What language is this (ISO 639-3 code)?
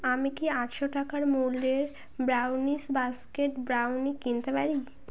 ben